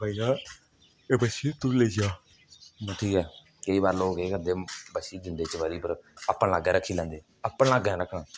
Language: Dogri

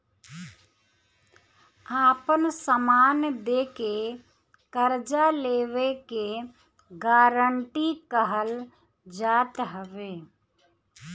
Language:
Bhojpuri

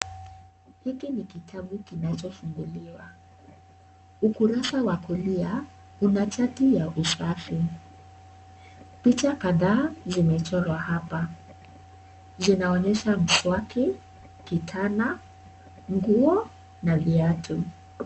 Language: Swahili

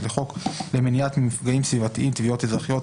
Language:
Hebrew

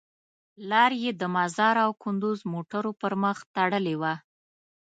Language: Pashto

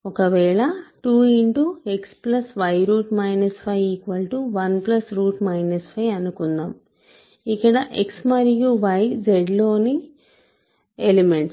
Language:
Telugu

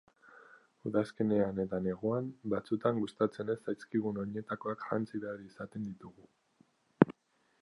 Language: Basque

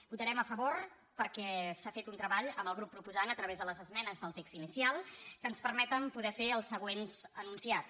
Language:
Catalan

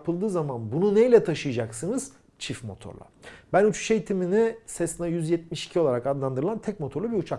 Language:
Turkish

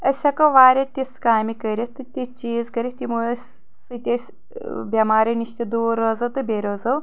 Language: Kashmiri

